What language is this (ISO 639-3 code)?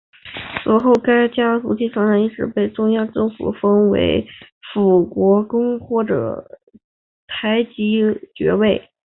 zho